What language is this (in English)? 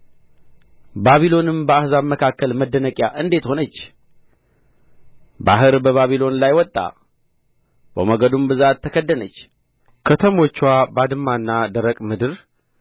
Amharic